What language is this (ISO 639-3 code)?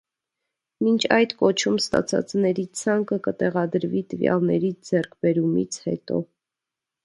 hye